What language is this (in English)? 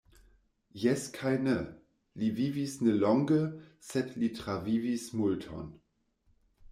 Esperanto